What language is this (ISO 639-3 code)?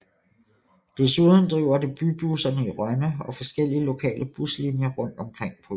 dan